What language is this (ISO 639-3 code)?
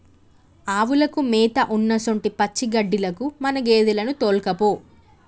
tel